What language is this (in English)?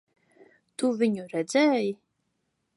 Latvian